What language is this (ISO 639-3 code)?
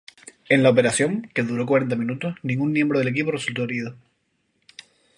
spa